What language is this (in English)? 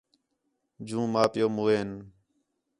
Khetrani